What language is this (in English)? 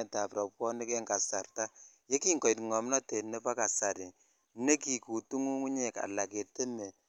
Kalenjin